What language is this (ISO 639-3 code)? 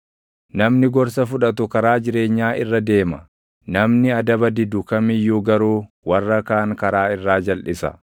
orm